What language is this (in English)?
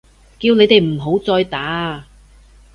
Cantonese